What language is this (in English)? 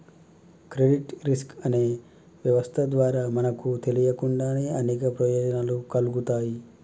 Telugu